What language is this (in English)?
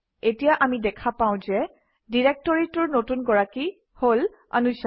Assamese